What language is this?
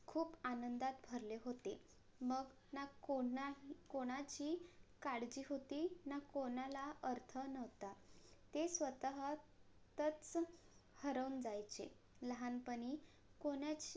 Marathi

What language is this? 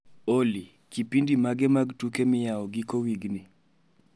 Luo (Kenya and Tanzania)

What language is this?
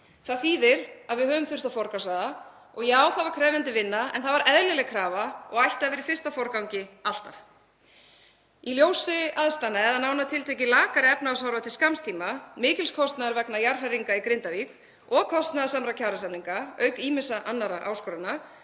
Icelandic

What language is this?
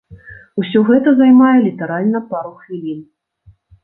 Belarusian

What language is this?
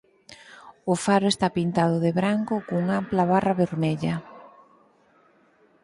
Galician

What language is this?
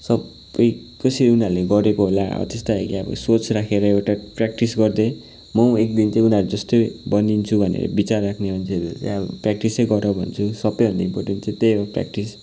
Nepali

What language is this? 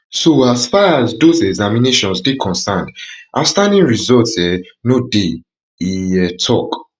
Nigerian Pidgin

